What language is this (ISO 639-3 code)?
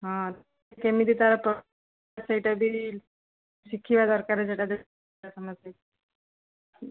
ori